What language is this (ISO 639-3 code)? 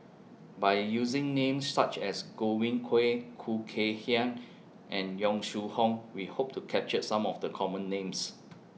eng